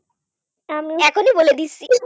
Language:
Bangla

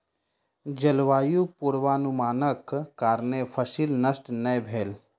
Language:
Maithili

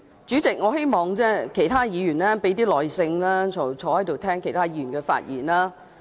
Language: Cantonese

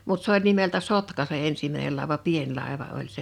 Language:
Finnish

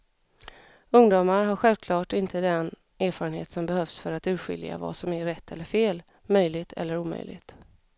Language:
Swedish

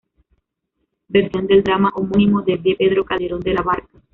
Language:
Spanish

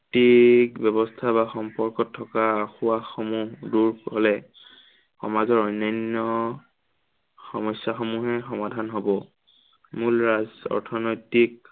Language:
Assamese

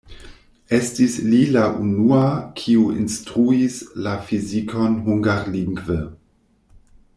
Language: Esperanto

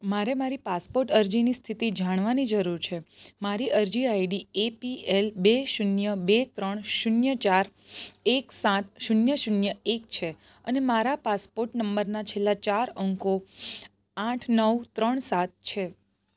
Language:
Gujarati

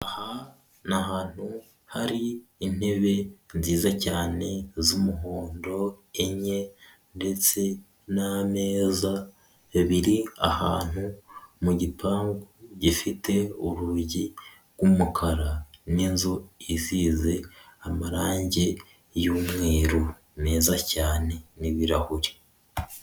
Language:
Kinyarwanda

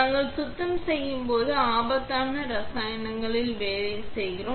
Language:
Tamil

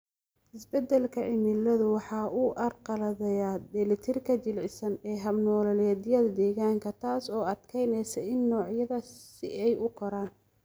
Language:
Somali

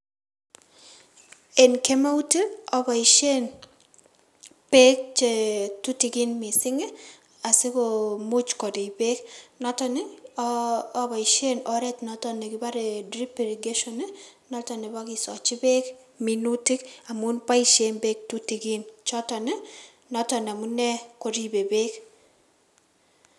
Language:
Kalenjin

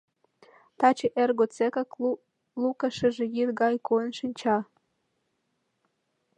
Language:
Mari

